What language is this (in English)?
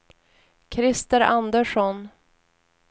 Swedish